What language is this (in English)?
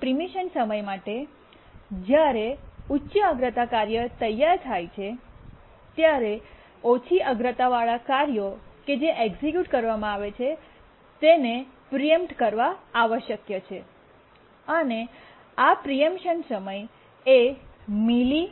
Gujarati